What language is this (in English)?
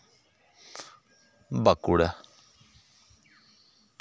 Santali